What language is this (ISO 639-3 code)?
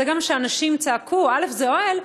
heb